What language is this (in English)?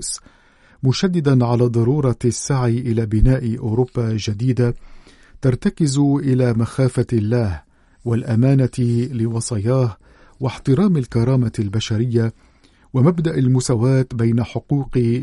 Arabic